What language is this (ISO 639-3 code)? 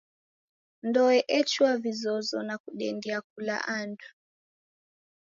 dav